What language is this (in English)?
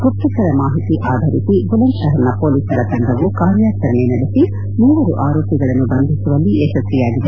Kannada